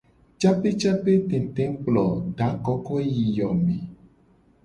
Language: Gen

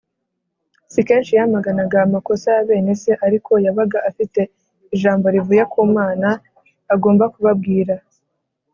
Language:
Kinyarwanda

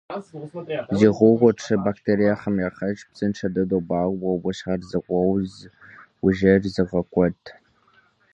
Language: Kabardian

